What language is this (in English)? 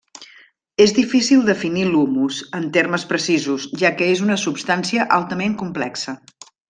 Catalan